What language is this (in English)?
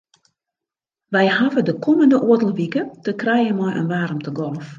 Western Frisian